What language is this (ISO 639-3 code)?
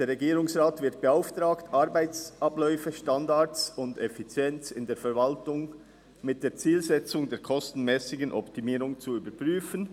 gsw